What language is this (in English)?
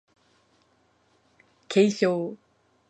Japanese